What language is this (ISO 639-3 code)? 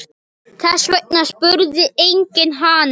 isl